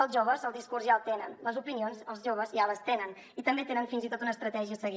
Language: Catalan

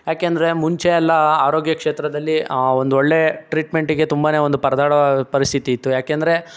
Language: Kannada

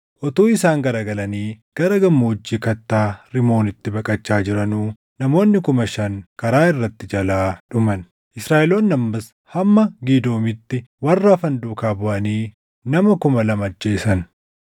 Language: Oromo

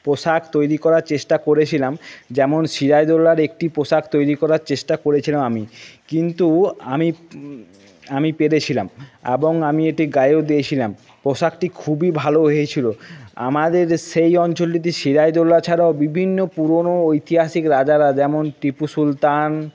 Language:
Bangla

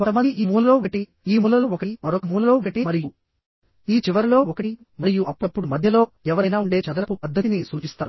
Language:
Telugu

